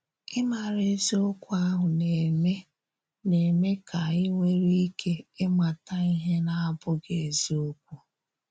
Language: Igbo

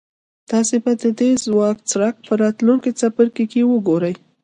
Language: Pashto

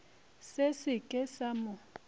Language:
Northern Sotho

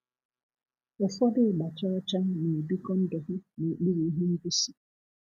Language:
Igbo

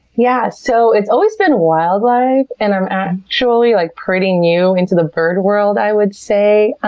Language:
English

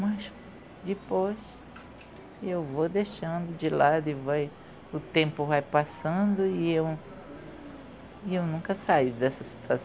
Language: Portuguese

